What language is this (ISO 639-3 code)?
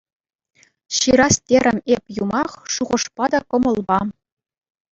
chv